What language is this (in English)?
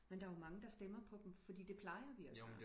Danish